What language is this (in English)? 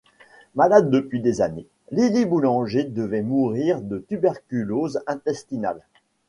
French